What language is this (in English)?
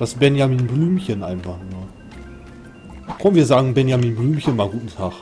German